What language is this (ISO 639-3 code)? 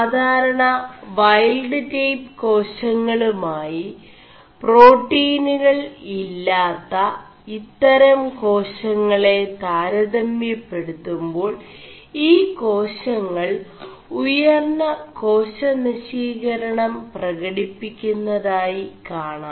mal